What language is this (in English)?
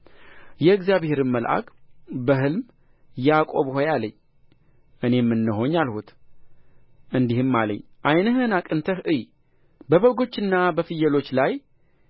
Amharic